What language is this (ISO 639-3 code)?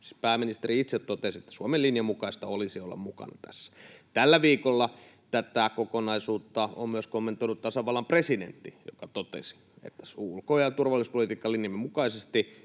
fin